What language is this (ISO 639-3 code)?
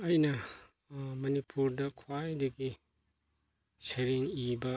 mni